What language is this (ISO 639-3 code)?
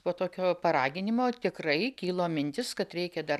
lit